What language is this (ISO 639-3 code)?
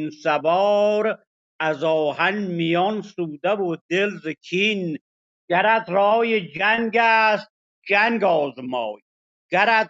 fas